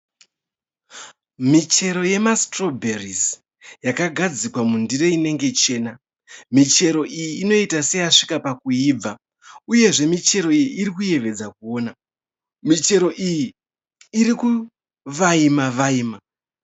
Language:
Shona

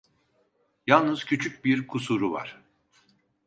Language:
Turkish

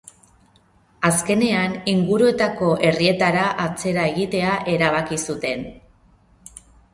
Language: Basque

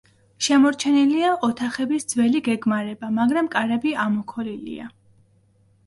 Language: Georgian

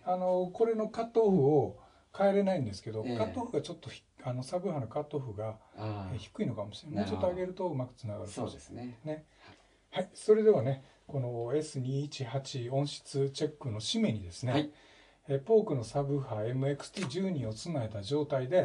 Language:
Japanese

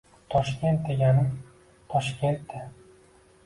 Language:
Uzbek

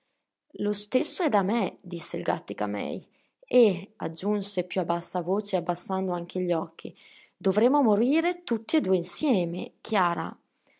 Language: Italian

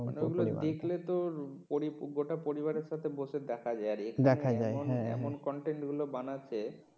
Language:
Bangla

